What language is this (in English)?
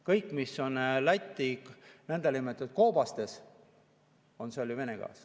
Estonian